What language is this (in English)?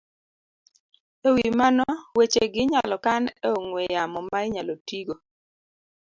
Luo (Kenya and Tanzania)